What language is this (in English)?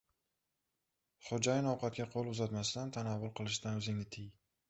Uzbek